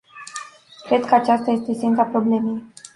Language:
Romanian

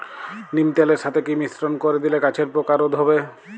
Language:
Bangla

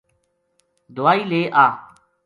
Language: Gujari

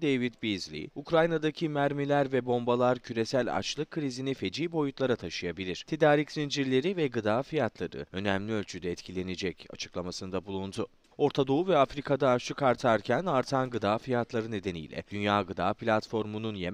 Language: Turkish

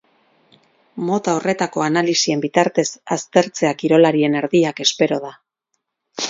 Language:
Basque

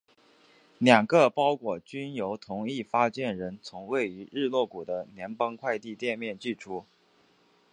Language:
Chinese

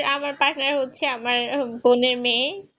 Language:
Bangla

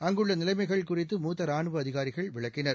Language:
Tamil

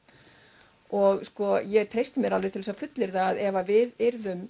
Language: Icelandic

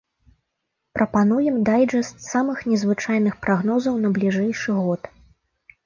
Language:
Belarusian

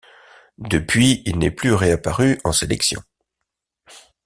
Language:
French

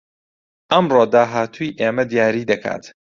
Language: Central Kurdish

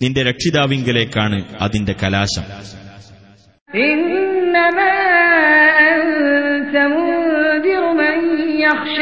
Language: Malayalam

